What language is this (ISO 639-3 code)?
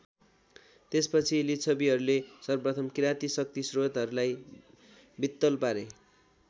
nep